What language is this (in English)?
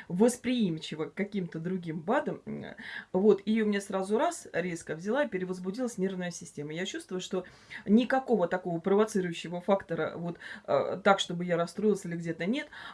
Russian